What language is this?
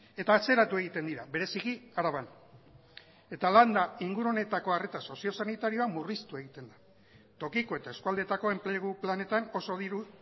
Basque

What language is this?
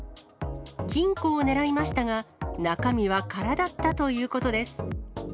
Japanese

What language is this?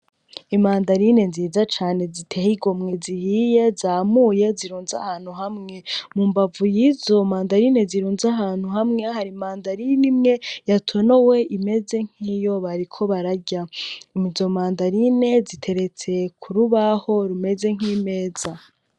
Rundi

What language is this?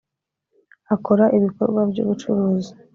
Kinyarwanda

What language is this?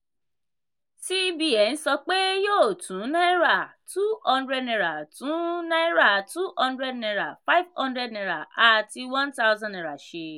Yoruba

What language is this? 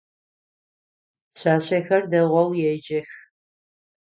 Adyghe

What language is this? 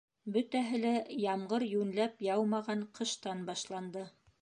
Bashkir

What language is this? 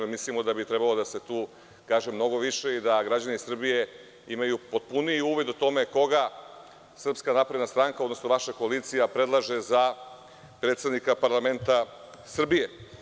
Serbian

